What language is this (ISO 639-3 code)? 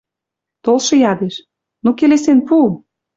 mrj